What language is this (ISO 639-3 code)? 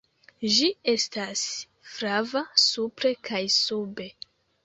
epo